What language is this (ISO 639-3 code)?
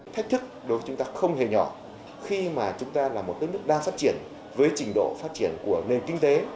vie